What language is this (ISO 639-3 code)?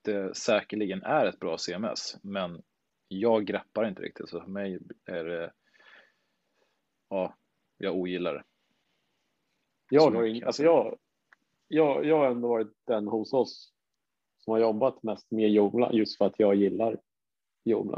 swe